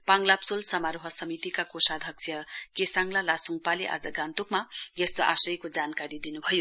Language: Nepali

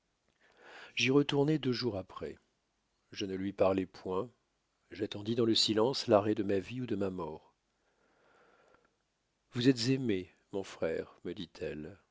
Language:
French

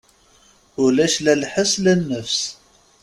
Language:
Kabyle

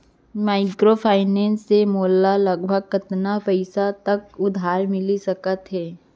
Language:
Chhattisgarhi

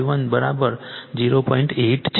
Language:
Gujarati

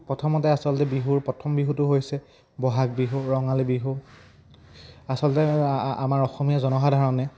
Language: Assamese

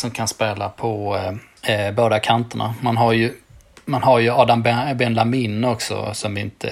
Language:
Swedish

